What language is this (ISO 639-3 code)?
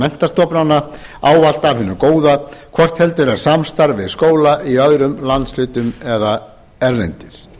isl